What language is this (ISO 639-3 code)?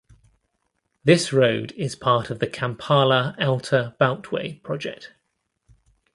eng